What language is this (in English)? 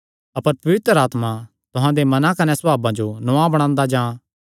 Kangri